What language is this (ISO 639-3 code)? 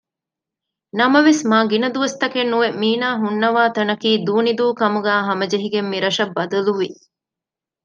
div